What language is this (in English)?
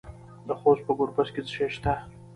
Pashto